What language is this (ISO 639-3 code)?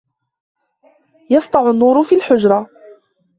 ara